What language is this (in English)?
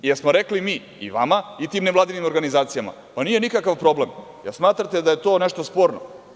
Serbian